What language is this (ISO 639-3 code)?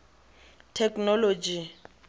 tsn